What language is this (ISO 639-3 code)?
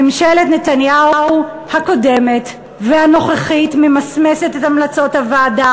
heb